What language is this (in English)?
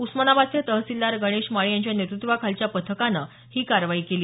Marathi